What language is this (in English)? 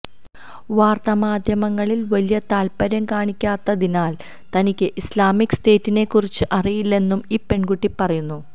Malayalam